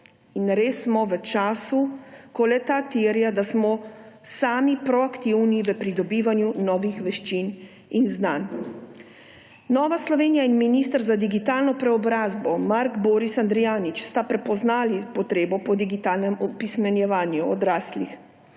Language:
Slovenian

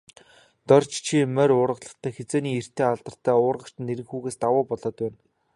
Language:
Mongolian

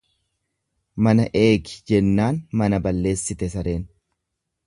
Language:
Oromo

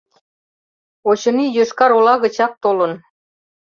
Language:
Mari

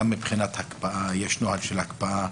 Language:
Hebrew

